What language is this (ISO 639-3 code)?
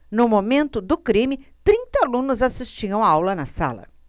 por